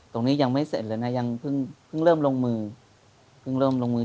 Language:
Thai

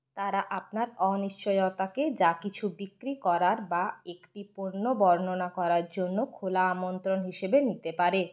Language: Bangla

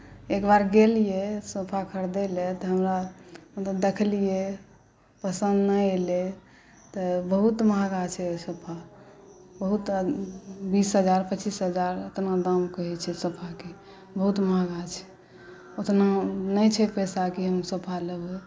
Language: Maithili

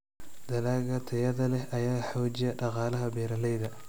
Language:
Somali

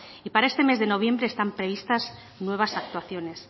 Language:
Spanish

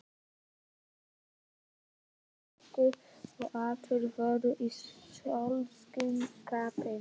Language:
Icelandic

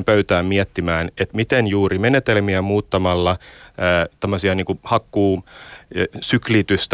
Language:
Finnish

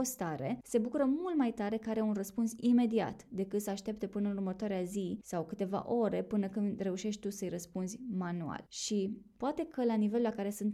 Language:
Romanian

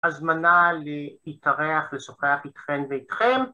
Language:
Hebrew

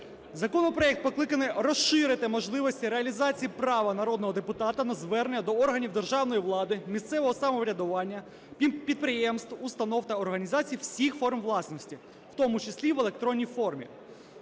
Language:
Ukrainian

